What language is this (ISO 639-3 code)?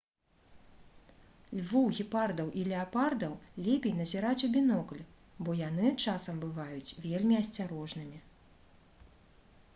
bel